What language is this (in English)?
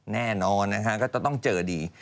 Thai